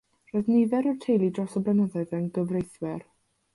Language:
Welsh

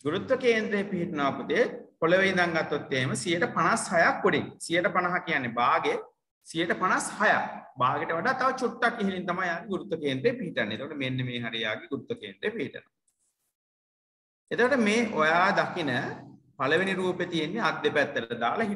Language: Indonesian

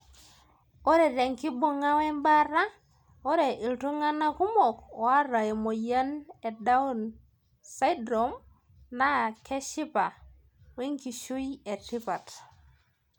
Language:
Masai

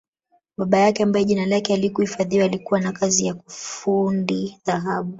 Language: Swahili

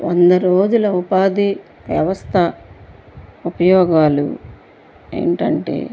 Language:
Telugu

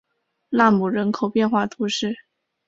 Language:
Chinese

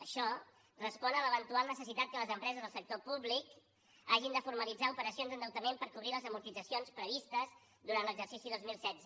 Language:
Catalan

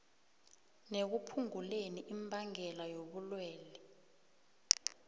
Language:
South Ndebele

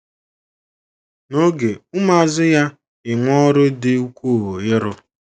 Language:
Igbo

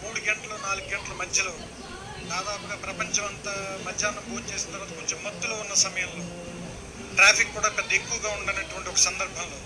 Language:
Telugu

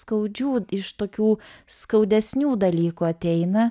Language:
Lithuanian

